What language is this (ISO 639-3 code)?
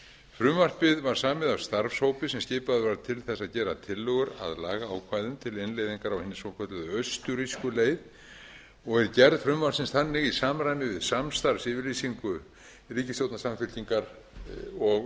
isl